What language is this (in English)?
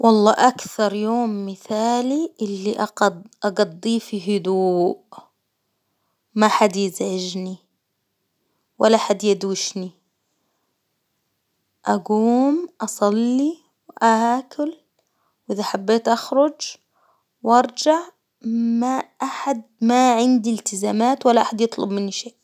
Hijazi Arabic